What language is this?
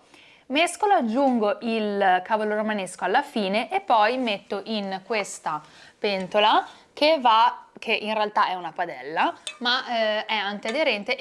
Italian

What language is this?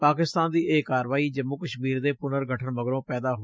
Punjabi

